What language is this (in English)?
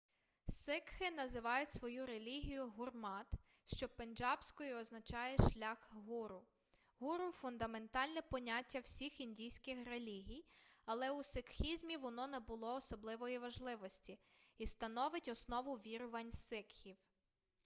Ukrainian